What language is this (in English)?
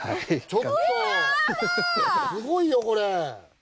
Japanese